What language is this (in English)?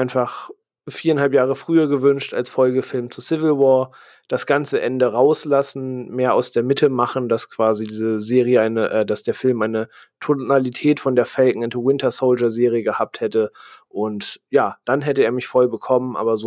German